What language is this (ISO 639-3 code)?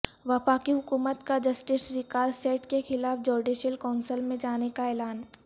urd